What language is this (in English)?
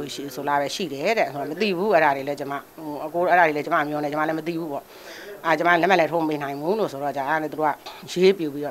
Thai